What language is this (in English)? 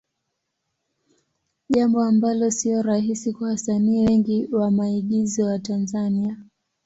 Swahili